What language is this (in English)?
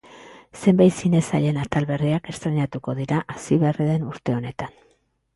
Basque